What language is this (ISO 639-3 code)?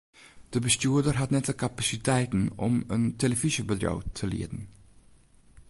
fry